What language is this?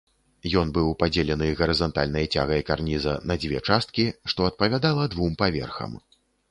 Belarusian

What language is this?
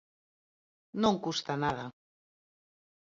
Galician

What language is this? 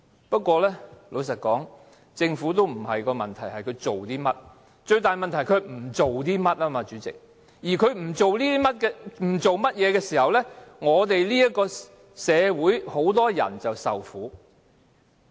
Cantonese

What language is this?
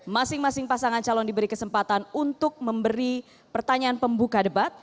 Indonesian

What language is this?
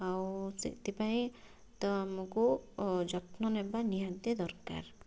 Odia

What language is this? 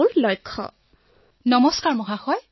Assamese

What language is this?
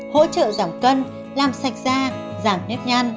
Vietnamese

